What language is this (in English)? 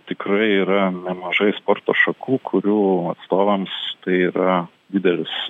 Lithuanian